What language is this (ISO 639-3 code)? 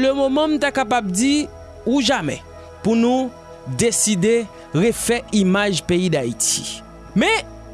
fra